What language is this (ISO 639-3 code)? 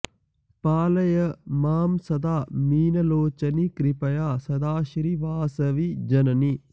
san